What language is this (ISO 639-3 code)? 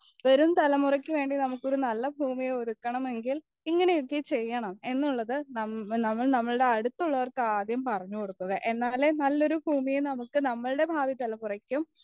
mal